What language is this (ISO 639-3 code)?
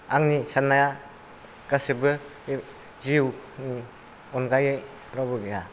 brx